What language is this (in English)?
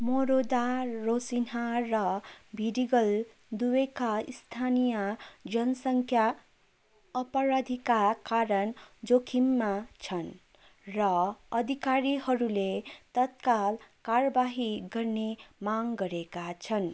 Nepali